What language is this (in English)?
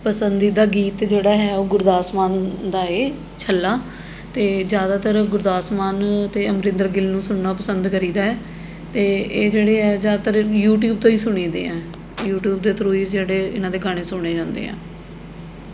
Punjabi